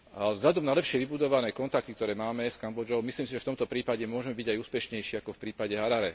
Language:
Slovak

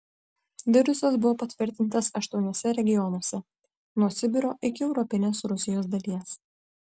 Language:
Lithuanian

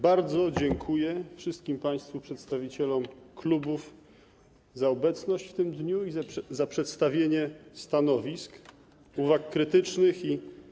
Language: Polish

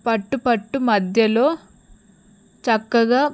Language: Telugu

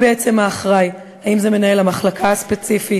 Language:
Hebrew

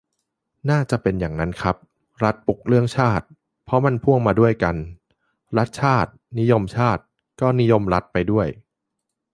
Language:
Thai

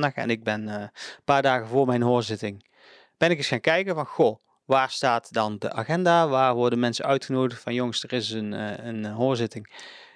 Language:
Dutch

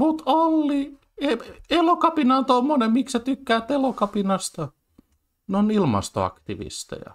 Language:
Finnish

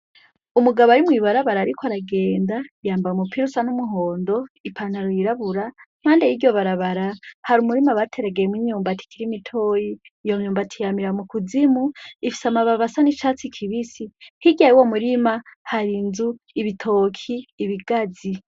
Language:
Rundi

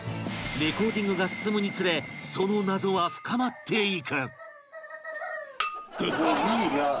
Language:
Japanese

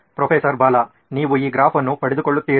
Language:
Kannada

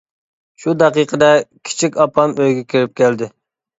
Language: Uyghur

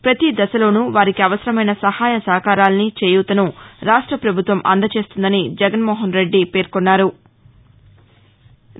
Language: Telugu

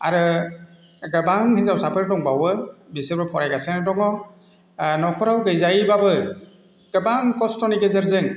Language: Bodo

